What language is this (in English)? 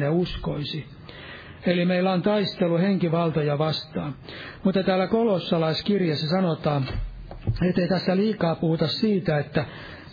Finnish